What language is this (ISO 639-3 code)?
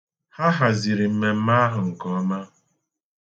ibo